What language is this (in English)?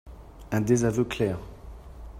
French